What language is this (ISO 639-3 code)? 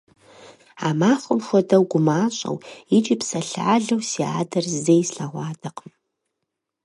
kbd